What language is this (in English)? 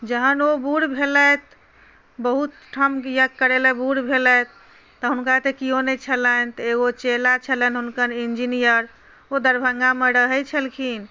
Maithili